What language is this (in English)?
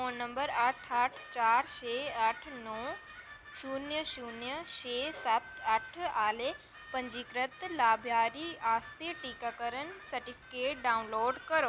Dogri